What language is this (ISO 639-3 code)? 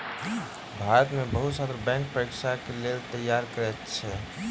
mai